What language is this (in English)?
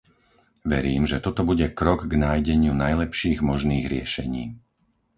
Slovak